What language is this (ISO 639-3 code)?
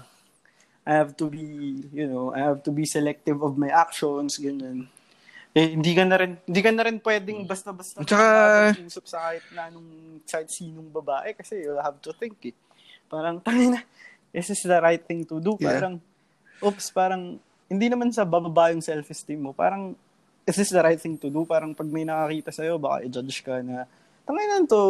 fil